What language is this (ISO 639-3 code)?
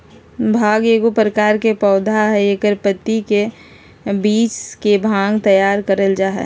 mag